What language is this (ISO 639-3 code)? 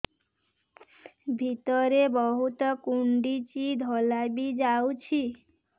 ori